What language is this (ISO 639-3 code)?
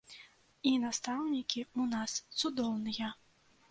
bel